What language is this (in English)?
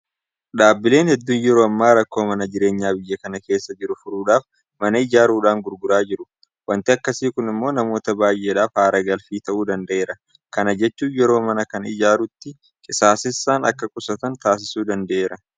Oromo